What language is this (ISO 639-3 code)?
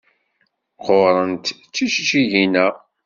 kab